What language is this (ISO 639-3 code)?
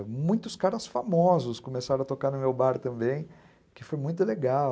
por